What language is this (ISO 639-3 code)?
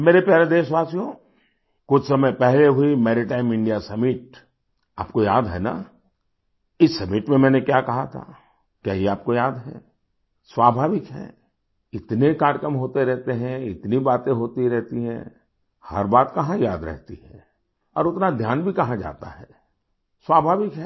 hin